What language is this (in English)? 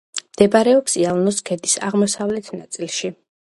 Georgian